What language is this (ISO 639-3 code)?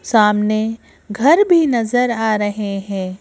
hin